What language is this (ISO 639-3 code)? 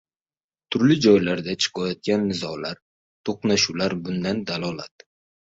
uzb